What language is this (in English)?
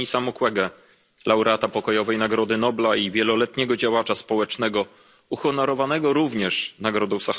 Polish